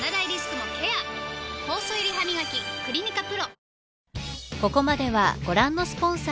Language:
Japanese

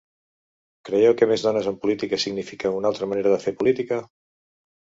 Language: Catalan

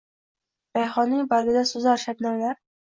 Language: Uzbek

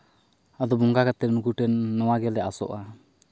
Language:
Santali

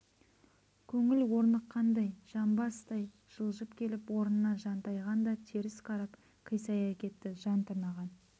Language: Kazakh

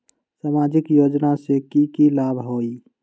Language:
Magahi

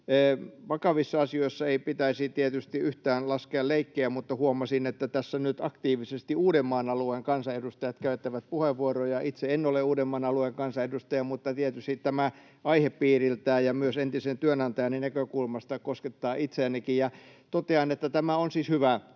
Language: Finnish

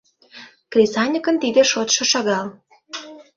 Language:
Mari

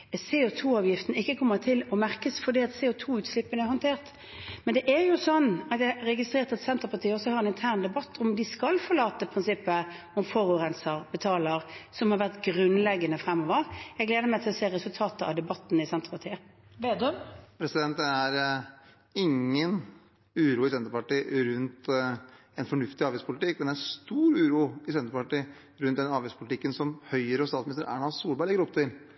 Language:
Norwegian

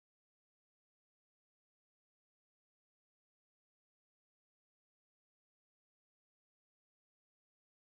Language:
Indonesian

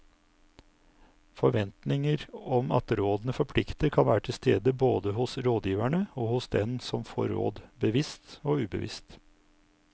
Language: Norwegian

